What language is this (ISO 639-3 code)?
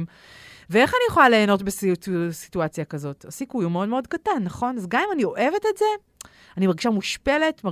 heb